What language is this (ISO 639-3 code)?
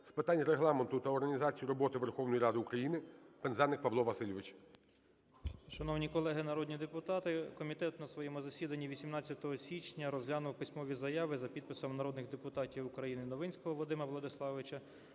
ukr